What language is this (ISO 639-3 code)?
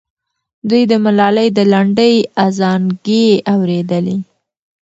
pus